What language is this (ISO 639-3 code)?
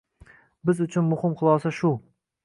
uzb